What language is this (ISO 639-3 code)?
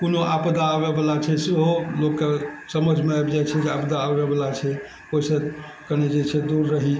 mai